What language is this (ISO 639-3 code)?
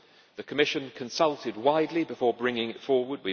eng